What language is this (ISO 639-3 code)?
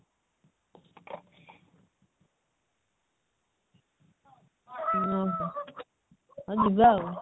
ori